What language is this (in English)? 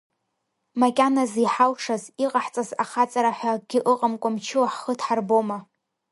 Abkhazian